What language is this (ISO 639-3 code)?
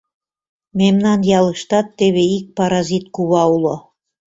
chm